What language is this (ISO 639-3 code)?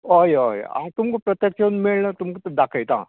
kok